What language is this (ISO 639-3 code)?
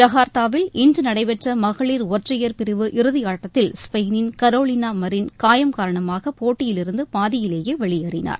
tam